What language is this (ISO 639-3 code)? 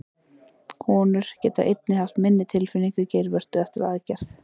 isl